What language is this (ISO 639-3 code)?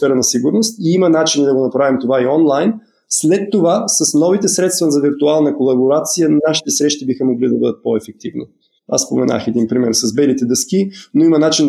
bul